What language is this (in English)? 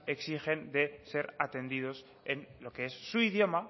Spanish